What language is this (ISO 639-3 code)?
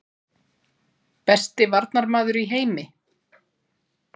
isl